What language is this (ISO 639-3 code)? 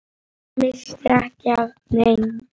isl